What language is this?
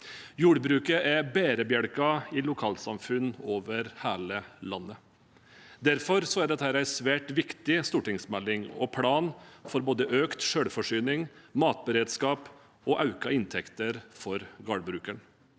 Norwegian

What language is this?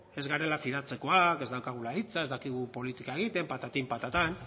Basque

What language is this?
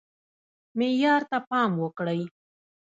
Pashto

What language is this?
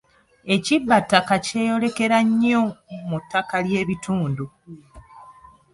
Ganda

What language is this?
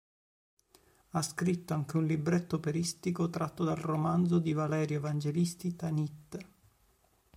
Italian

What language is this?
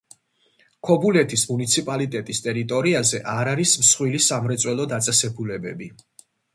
Georgian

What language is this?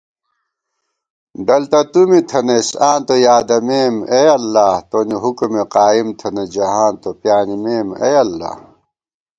Gawar-Bati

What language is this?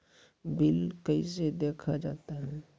Maithili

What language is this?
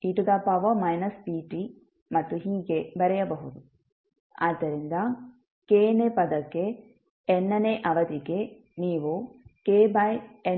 Kannada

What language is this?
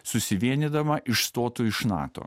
Lithuanian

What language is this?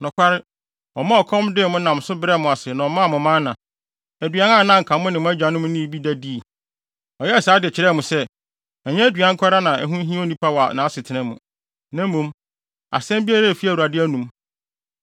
Akan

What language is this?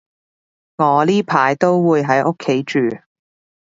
Cantonese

